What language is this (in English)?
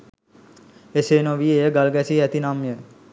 Sinhala